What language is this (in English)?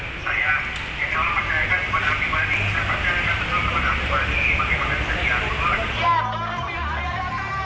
Indonesian